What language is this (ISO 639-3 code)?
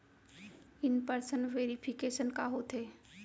hne